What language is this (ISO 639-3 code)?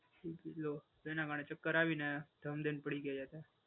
guj